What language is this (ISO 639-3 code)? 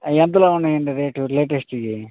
tel